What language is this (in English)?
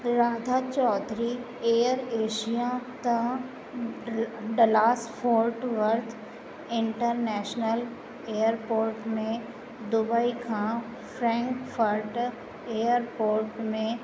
Sindhi